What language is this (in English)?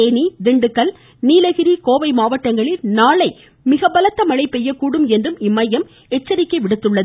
Tamil